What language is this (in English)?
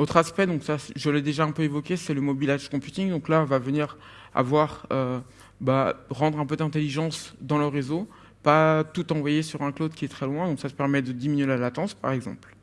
French